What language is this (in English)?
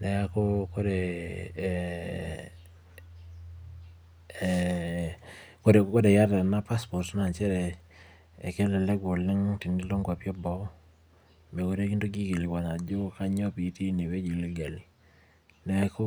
Masai